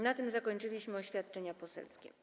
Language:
Polish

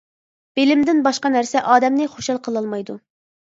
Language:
Uyghur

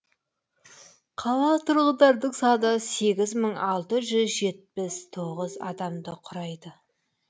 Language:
Kazakh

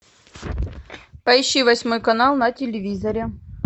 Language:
Russian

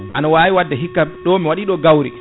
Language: Fula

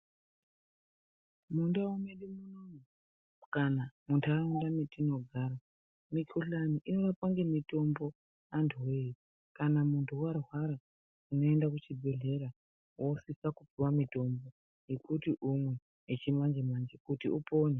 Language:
Ndau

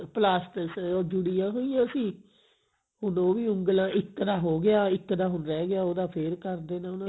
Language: Punjabi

